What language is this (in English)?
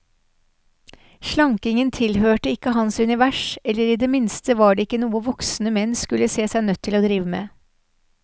Norwegian